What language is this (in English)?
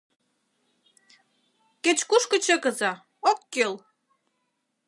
Mari